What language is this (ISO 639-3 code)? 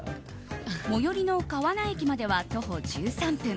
jpn